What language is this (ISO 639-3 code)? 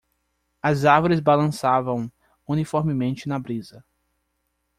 por